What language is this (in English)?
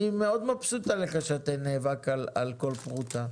Hebrew